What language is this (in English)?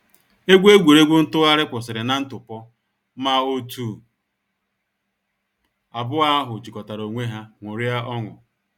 Igbo